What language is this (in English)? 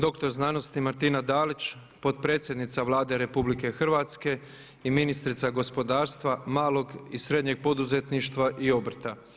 Croatian